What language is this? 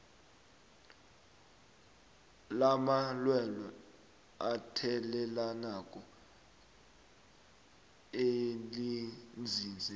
South Ndebele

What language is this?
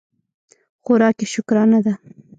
Pashto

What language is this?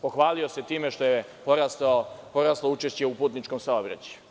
Serbian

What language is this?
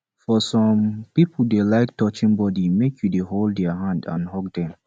Nigerian Pidgin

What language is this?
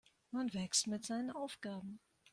German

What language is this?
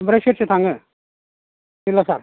Bodo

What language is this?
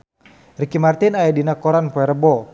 Sundanese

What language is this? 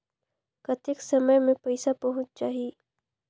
Chhattisgarhi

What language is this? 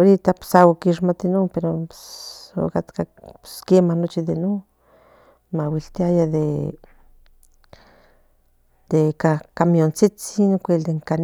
Central Nahuatl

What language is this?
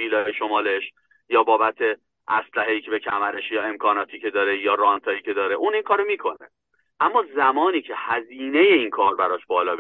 Persian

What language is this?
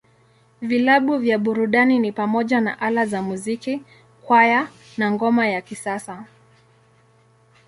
Swahili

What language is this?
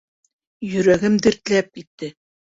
Bashkir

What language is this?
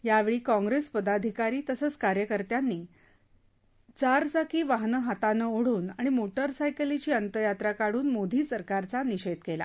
Marathi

